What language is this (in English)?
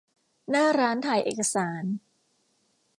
Thai